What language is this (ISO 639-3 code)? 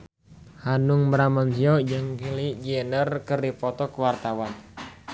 sun